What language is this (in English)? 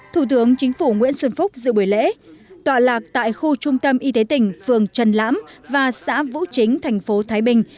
Vietnamese